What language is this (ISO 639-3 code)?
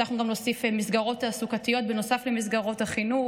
heb